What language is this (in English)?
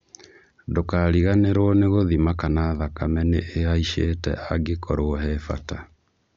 Kikuyu